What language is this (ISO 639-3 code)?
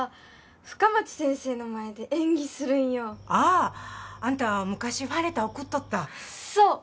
jpn